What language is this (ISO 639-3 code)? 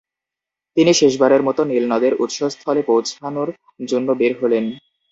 ben